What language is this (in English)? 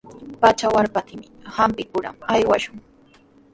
Sihuas Ancash Quechua